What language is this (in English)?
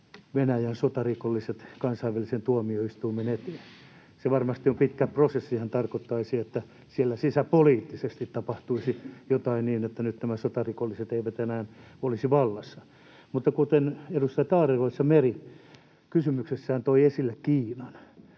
Finnish